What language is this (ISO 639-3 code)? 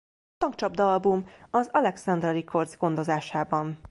hun